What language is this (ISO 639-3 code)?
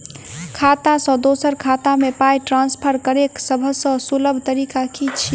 mai